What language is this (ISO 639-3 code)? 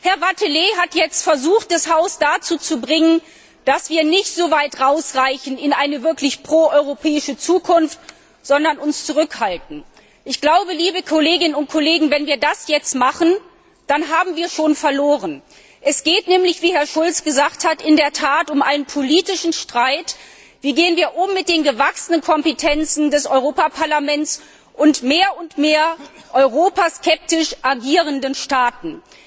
deu